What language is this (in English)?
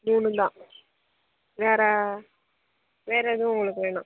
Tamil